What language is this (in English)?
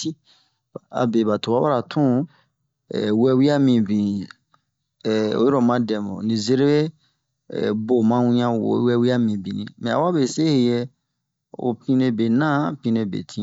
Bomu